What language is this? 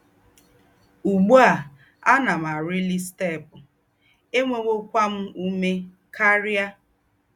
Igbo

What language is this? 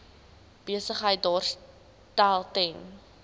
Afrikaans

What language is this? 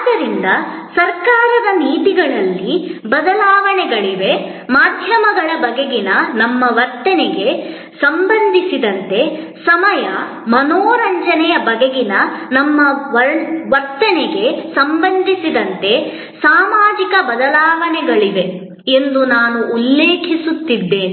Kannada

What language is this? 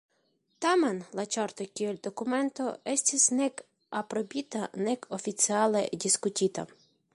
Esperanto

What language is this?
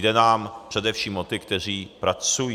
Czech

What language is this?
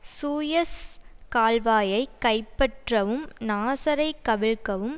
Tamil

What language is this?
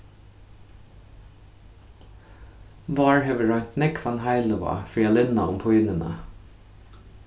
Faroese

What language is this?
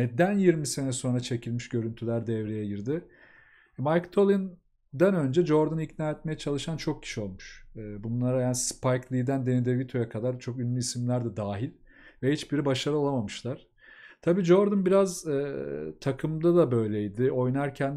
Turkish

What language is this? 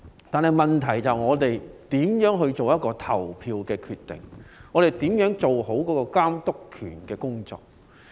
Cantonese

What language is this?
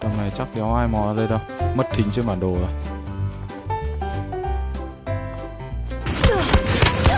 Vietnamese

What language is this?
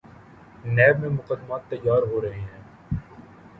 Urdu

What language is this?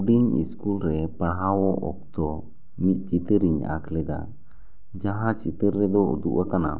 Santali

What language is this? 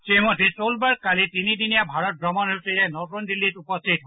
Assamese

